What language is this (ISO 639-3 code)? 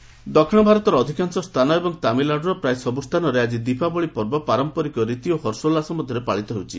ori